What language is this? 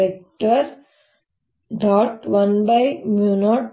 Kannada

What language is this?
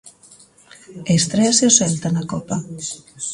Galician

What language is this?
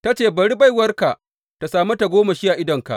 Hausa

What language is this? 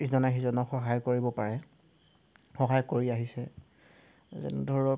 Assamese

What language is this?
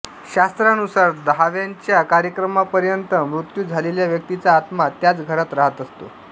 Marathi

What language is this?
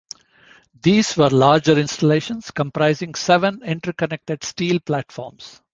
English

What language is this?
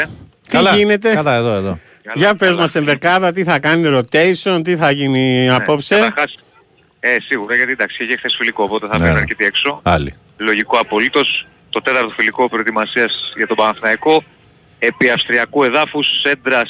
Greek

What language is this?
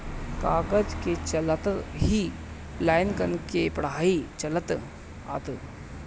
Bhojpuri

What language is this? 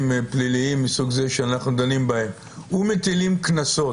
Hebrew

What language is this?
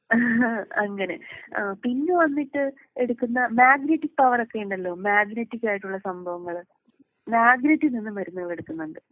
Malayalam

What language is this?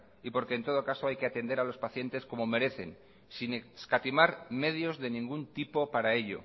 Spanish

